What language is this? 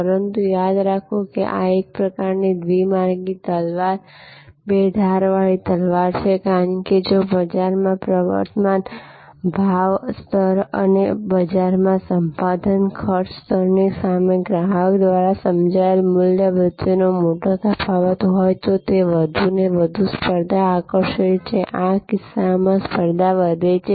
Gujarati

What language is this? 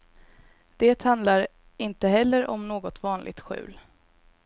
Swedish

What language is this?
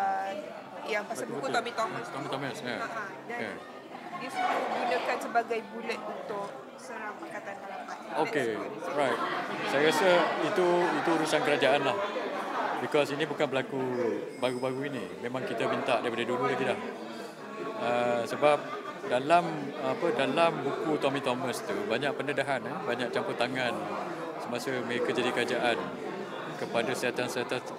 Malay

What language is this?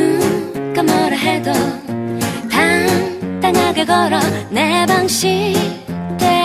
Korean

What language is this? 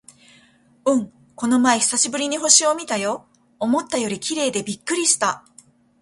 Japanese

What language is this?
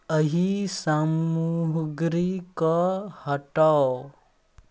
Maithili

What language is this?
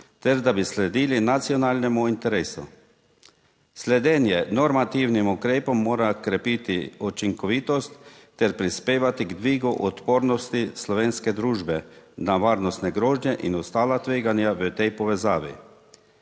Slovenian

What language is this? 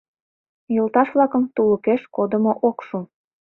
Mari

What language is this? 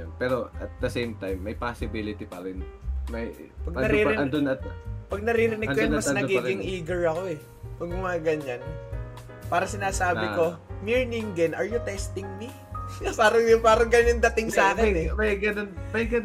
Filipino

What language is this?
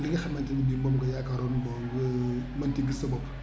Wolof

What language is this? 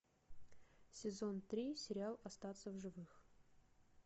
Russian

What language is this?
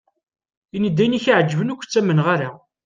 Kabyle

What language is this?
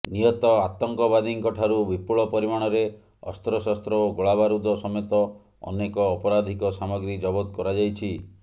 Odia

